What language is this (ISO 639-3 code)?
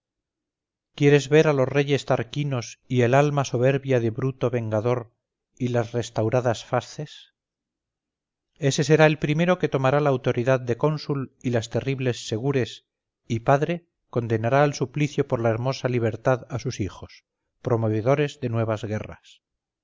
spa